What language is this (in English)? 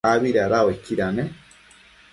Matsés